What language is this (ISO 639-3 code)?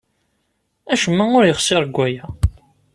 kab